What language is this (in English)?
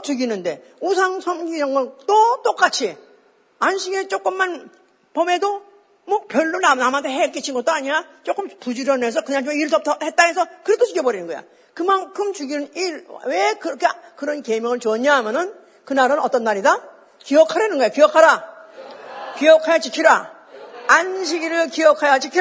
Korean